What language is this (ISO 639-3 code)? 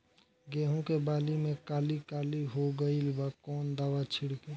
bho